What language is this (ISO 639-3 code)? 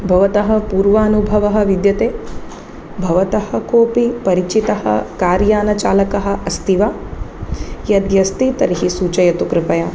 san